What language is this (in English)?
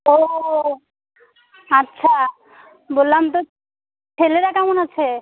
Bangla